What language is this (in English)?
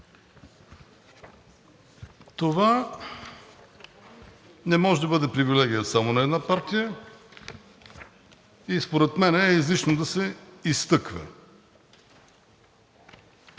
Bulgarian